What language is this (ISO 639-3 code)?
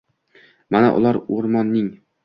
uzb